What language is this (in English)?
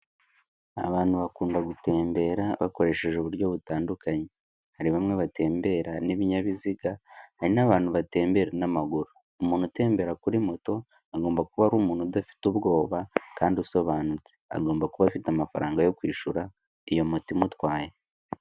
Kinyarwanda